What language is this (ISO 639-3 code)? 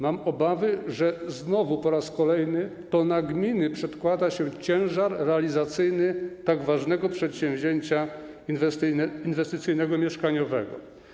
pol